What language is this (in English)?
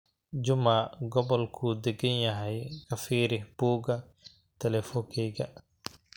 Somali